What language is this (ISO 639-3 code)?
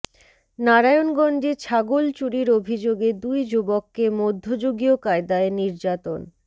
ben